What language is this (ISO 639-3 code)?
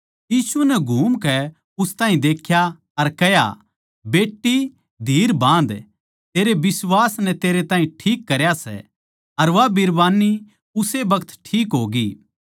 bgc